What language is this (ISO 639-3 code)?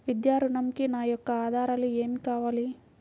tel